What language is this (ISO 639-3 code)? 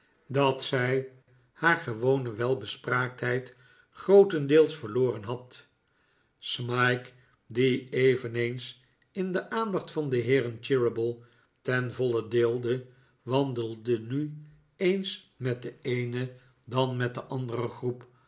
nld